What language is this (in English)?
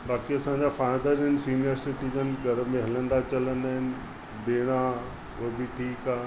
Sindhi